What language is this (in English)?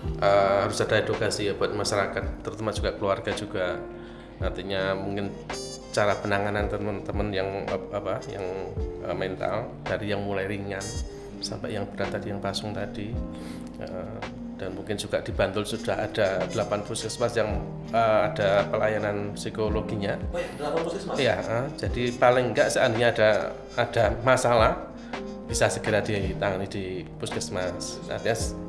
Indonesian